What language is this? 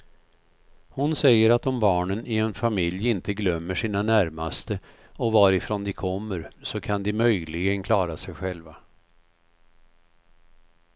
Swedish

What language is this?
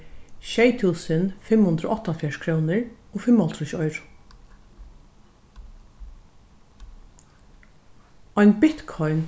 Faroese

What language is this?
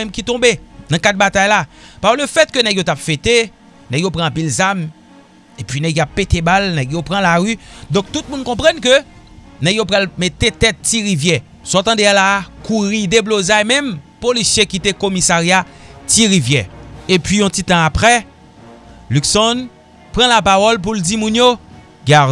French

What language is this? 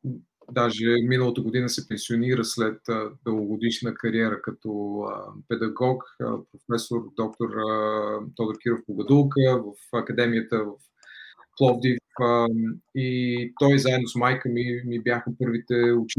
Bulgarian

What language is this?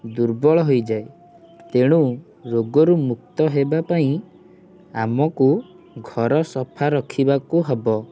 Odia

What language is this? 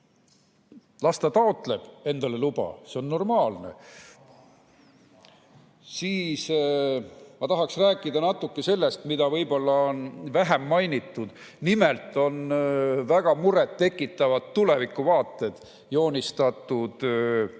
Estonian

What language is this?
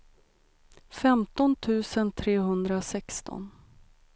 Swedish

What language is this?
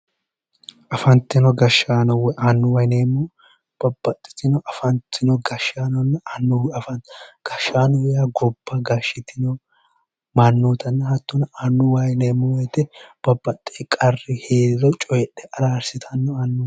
Sidamo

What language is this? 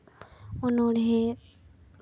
Santali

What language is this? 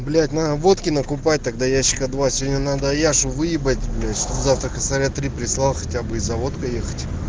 Russian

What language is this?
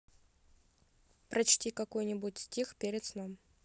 Russian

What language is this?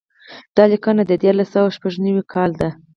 Pashto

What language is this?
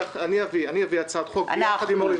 Hebrew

